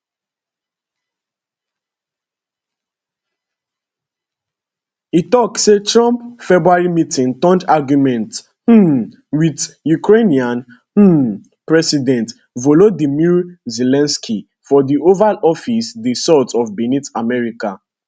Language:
Nigerian Pidgin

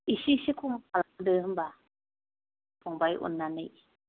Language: Bodo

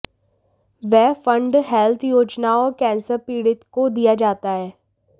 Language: Hindi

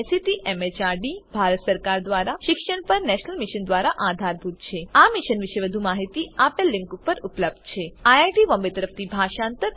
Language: Gujarati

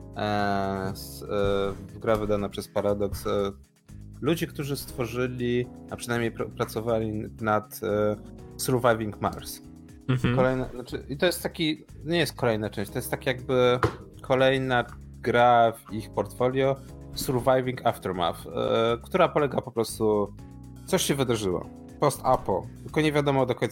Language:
Polish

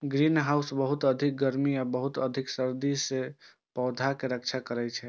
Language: Maithili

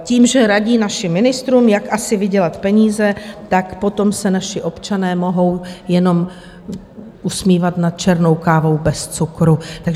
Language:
Czech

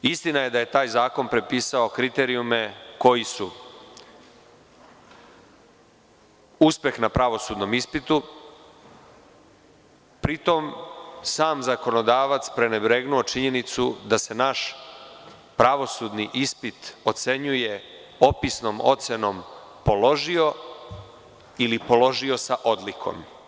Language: Serbian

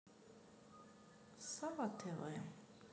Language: Russian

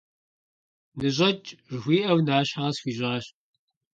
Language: Kabardian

